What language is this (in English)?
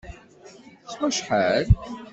Kabyle